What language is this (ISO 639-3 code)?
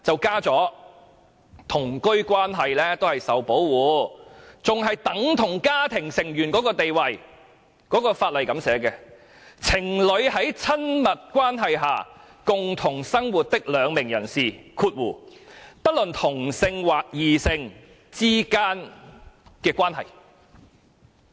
yue